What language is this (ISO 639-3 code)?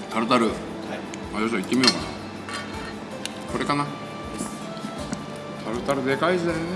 jpn